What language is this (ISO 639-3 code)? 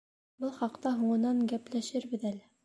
bak